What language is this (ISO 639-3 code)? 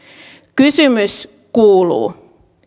fin